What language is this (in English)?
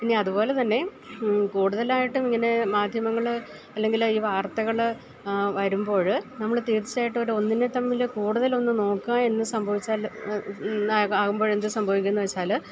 Malayalam